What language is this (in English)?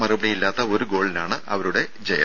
Malayalam